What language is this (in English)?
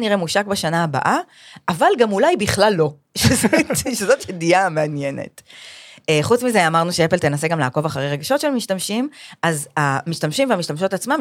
Hebrew